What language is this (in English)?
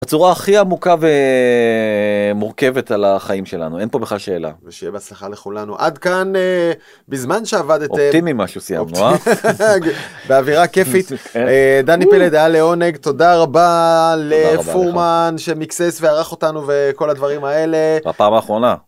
Hebrew